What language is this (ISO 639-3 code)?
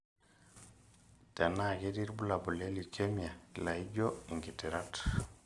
mas